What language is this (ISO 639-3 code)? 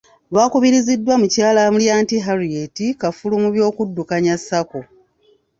lug